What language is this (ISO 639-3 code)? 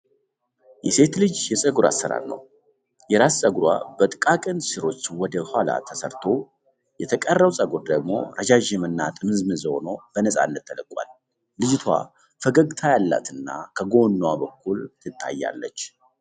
amh